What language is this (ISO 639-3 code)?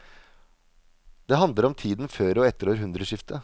nor